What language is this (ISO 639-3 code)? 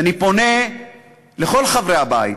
heb